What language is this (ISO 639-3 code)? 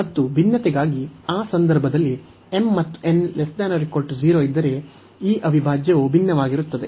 kan